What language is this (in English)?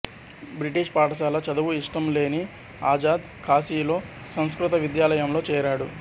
Telugu